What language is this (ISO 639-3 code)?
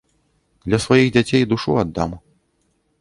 bel